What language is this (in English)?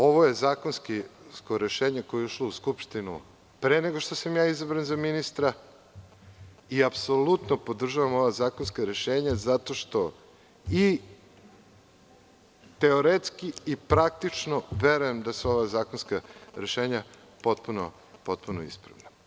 Serbian